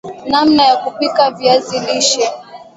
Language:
Swahili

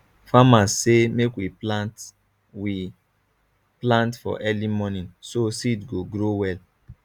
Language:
Nigerian Pidgin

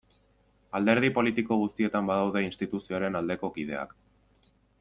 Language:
Basque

